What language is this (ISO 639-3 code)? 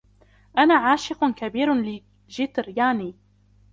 ara